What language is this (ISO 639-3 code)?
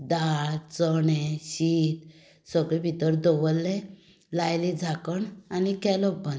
kok